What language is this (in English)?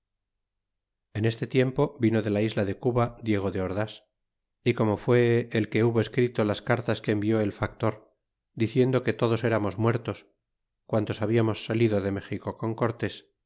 Spanish